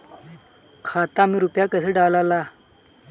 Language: Bhojpuri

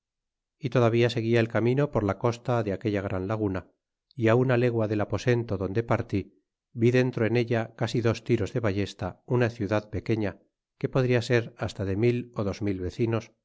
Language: Spanish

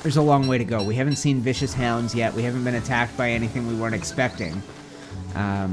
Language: English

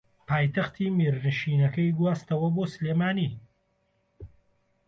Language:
Central Kurdish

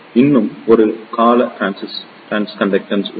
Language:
Tamil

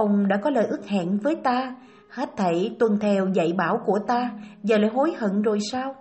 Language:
Vietnamese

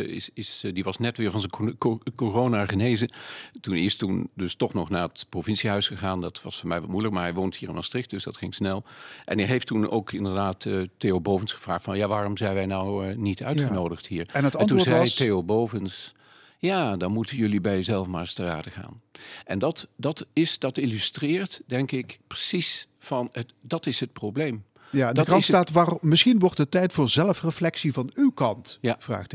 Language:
Dutch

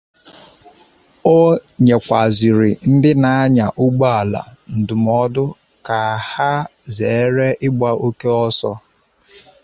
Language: Igbo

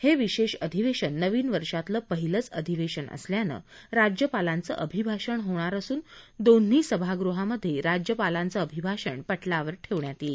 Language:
Marathi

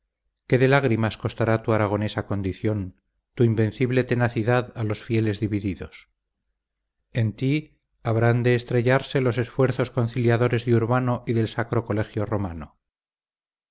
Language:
Spanish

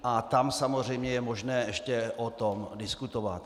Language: Czech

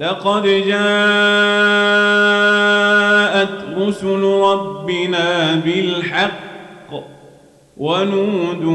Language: Arabic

